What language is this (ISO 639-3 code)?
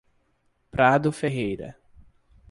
por